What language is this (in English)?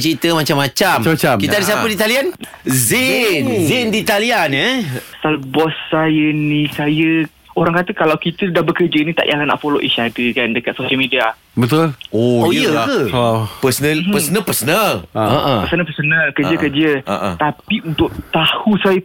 Malay